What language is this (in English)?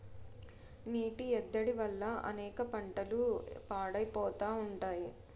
Telugu